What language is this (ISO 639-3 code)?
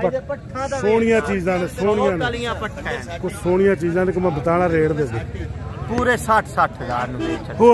hin